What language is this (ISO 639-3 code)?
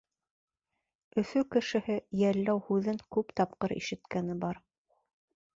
bak